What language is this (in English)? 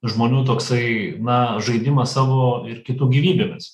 Lithuanian